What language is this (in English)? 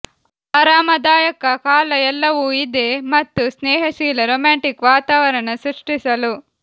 Kannada